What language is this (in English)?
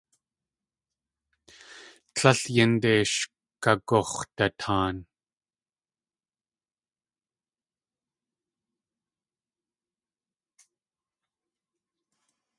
Tlingit